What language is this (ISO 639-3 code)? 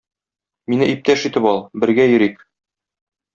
tat